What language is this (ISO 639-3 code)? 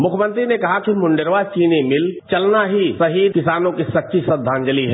hin